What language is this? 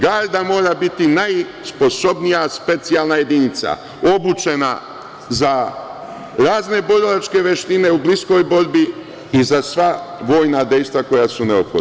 Serbian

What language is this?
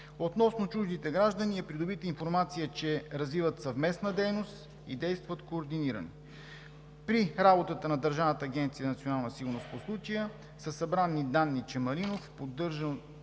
Bulgarian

